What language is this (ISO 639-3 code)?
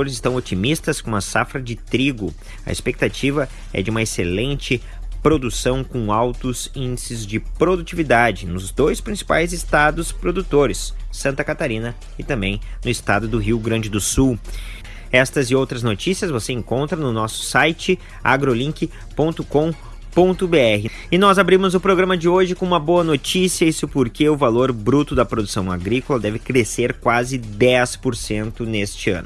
por